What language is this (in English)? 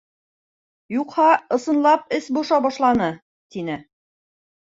Bashkir